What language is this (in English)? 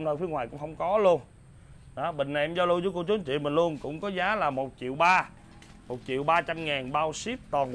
Vietnamese